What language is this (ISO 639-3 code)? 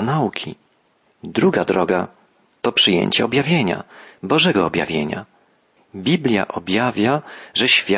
pol